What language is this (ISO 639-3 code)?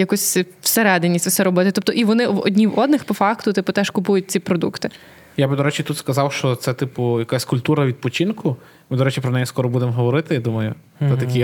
ukr